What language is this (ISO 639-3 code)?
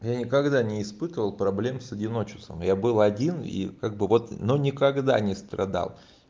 rus